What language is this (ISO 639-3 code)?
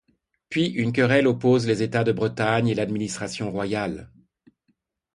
fra